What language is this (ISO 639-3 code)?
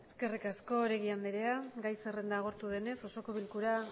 eus